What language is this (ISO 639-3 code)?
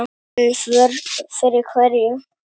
isl